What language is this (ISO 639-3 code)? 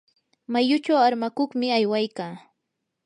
qur